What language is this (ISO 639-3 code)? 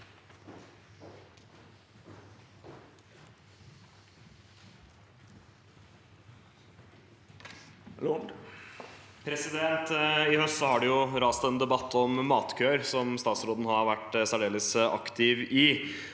nor